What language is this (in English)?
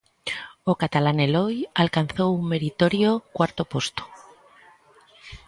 Galician